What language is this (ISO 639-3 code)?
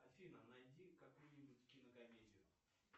rus